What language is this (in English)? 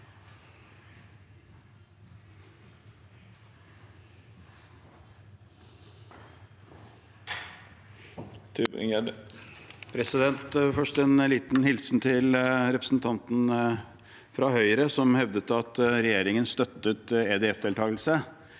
Norwegian